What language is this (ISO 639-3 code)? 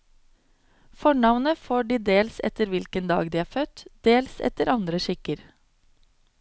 nor